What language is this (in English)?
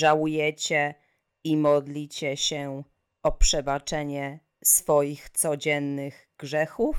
Polish